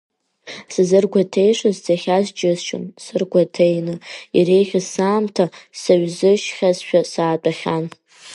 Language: Abkhazian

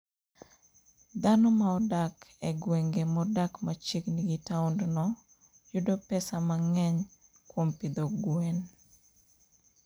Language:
Luo (Kenya and Tanzania)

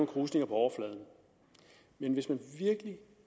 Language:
Danish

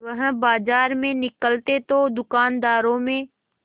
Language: Hindi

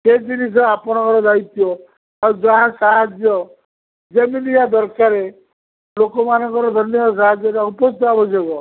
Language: Odia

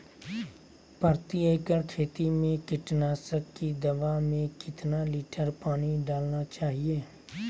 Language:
Magahi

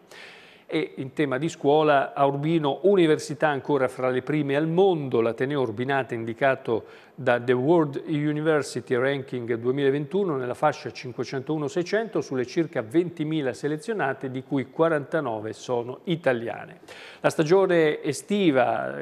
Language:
Italian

